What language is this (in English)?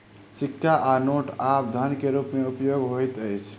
Maithili